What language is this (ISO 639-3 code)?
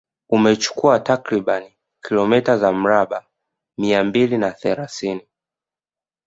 swa